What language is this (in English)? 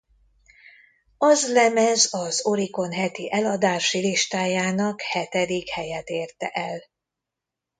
Hungarian